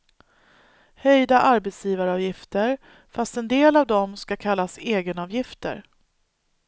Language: Swedish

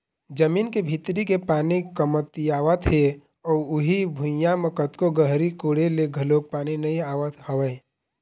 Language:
Chhattisgarhi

